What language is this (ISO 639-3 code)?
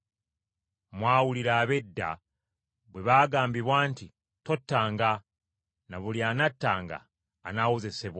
lug